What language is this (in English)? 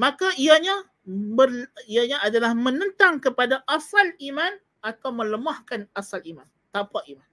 Malay